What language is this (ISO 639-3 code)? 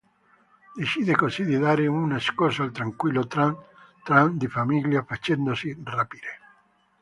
ita